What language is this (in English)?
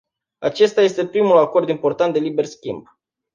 Romanian